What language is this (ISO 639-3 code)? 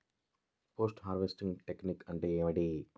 tel